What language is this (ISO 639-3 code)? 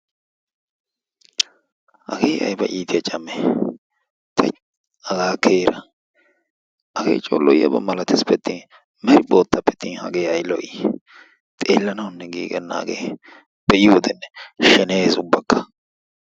wal